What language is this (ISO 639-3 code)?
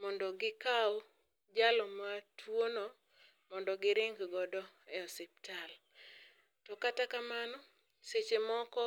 luo